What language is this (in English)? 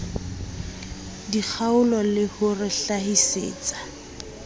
Southern Sotho